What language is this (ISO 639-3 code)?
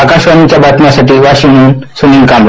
mar